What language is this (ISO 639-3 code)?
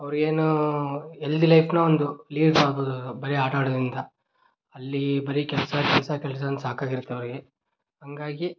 kan